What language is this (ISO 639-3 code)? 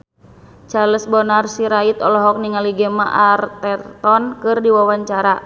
sun